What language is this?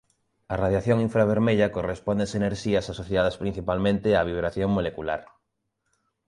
Galician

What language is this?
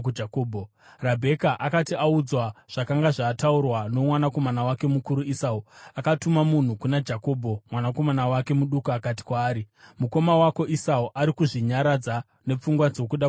Shona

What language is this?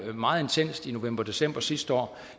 Danish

